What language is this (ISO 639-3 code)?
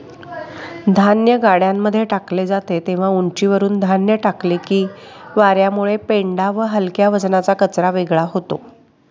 mar